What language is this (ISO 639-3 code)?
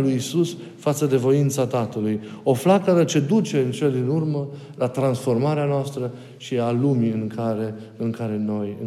ron